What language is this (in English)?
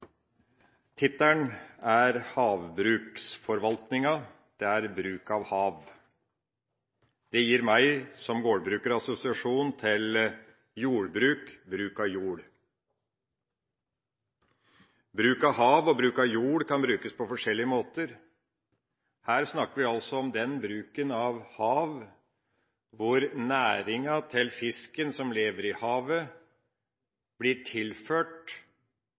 Norwegian Bokmål